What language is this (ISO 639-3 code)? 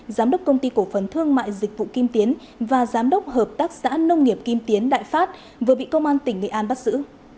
vie